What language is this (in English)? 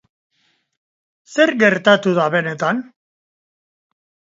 Basque